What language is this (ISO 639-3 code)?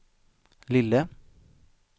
swe